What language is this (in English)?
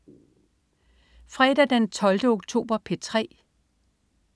Danish